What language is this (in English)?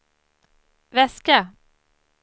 Swedish